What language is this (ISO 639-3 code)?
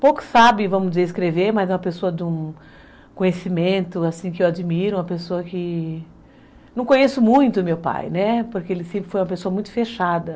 por